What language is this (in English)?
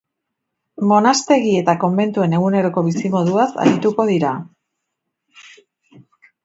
Basque